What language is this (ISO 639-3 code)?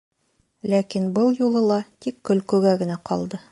bak